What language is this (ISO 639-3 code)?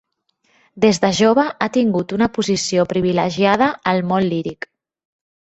cat